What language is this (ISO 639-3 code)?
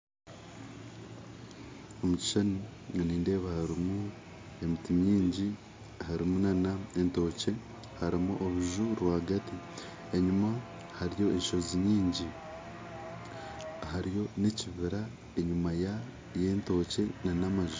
nyn